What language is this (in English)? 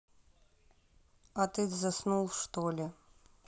Russian